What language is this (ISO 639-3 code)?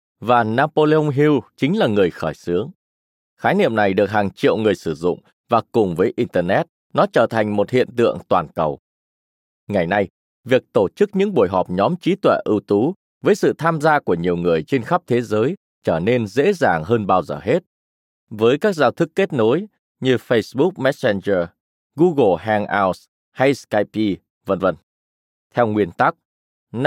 vie